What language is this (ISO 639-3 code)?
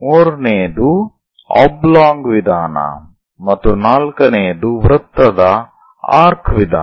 kan